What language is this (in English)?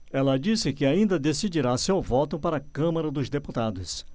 Portuguese